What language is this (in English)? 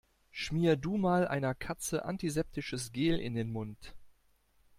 German